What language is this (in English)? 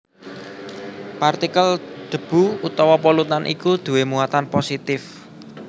Javanese